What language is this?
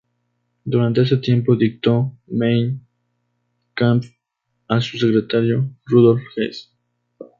Spanish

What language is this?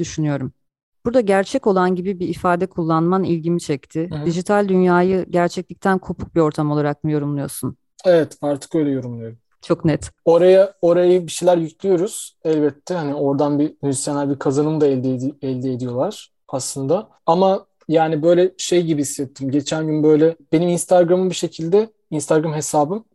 Turkish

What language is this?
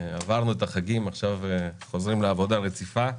Hebrew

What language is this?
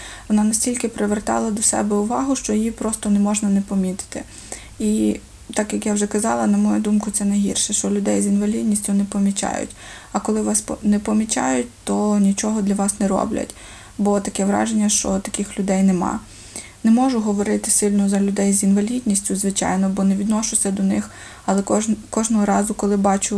Ukrainian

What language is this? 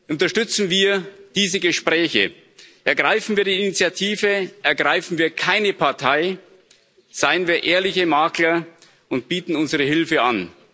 German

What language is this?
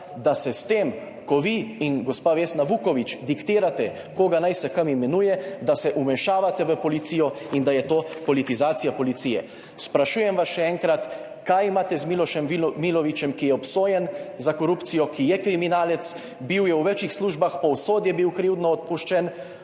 Slovenian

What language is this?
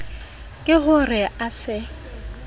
Southern Sotho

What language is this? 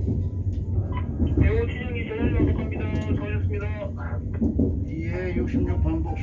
Korean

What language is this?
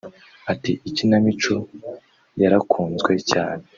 Kinyarwanda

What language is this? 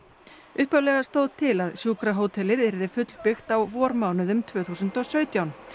Icelandic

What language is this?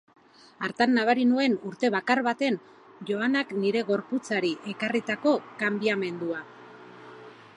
Basque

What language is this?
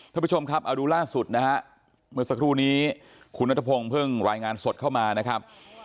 Thai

